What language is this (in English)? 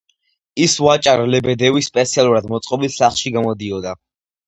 Georgian